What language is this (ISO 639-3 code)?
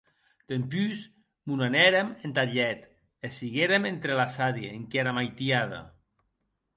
oci